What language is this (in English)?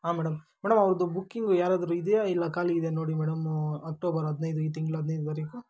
Kannada